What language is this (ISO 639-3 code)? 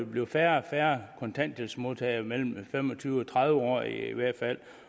dan